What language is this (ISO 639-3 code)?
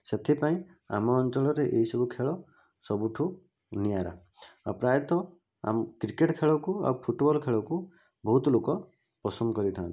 ori